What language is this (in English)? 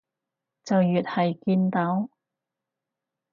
Cantonese